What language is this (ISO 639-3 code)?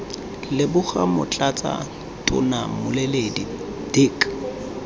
tsn